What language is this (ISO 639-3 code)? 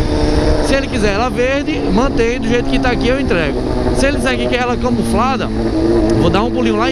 por